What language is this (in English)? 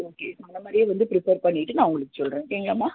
Tamil